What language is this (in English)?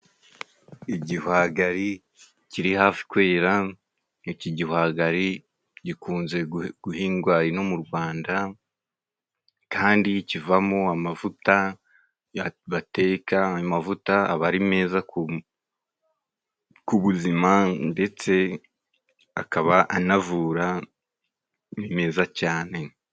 Kinyarwanda